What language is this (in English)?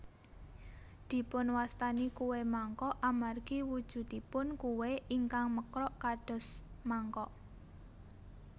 Javanese